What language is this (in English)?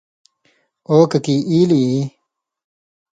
Indus Kohistani